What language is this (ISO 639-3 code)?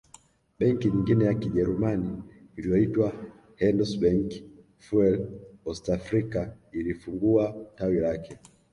swa